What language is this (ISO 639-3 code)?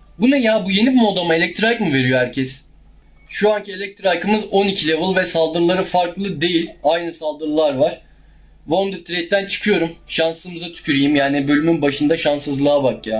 tur